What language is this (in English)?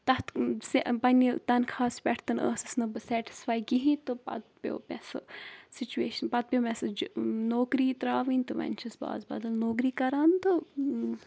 Kashmiri